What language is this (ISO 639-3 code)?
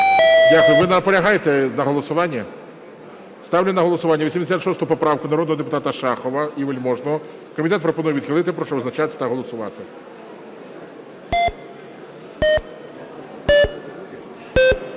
ukr